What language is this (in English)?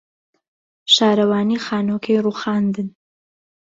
Central Kurdish